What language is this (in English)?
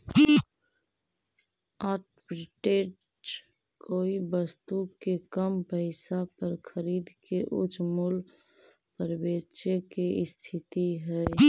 Magahi